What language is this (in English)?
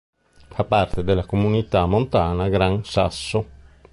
Italian